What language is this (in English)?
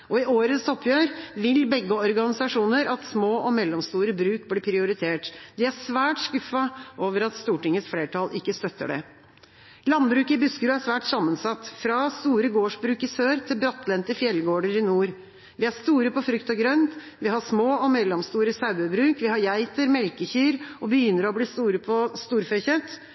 Norwegian Bokmål